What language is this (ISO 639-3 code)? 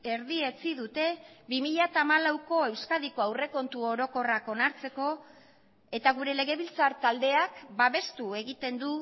eus